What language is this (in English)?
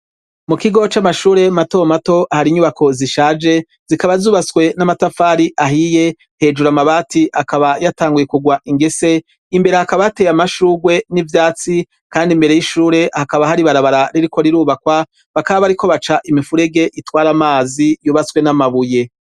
Rundi